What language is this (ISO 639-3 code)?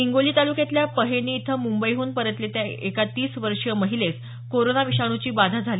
mar